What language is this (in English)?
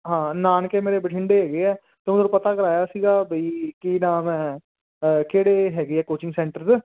Punjabi